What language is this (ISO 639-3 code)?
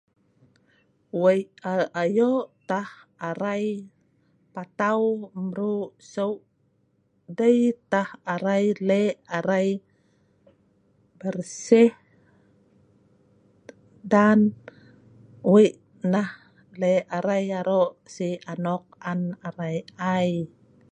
snv